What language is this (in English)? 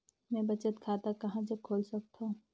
Chhattisgarhi